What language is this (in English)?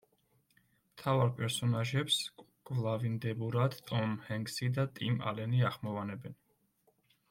Georgian